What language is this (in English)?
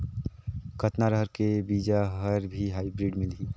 Chhattisgarhi